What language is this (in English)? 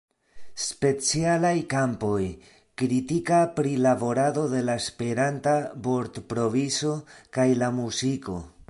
Esperanto